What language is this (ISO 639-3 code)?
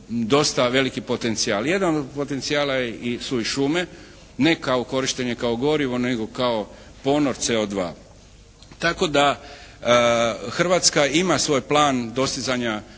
hrv